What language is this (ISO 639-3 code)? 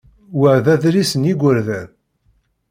kab